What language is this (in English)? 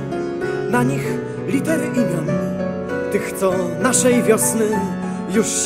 Polish